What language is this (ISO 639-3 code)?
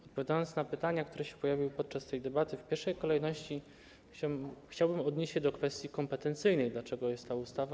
pol